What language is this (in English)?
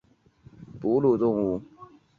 Chinese